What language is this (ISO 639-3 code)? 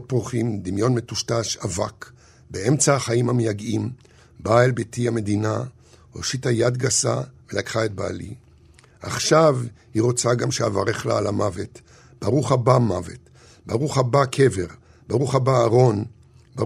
heb